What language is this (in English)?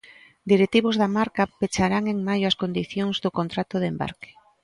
Galician